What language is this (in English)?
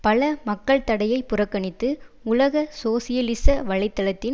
Tamil